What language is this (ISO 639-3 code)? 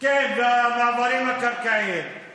heb